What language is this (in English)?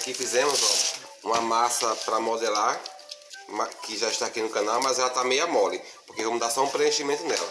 Portuguese